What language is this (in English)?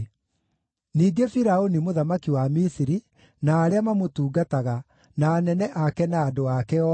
Kikuyu